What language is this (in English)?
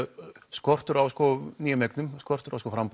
Icelandic